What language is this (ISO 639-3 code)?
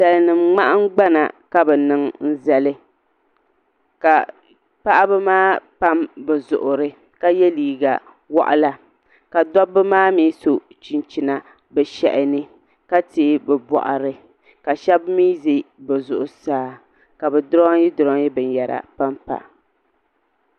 dag